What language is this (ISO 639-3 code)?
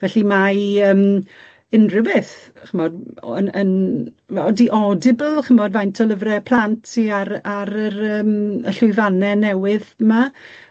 cym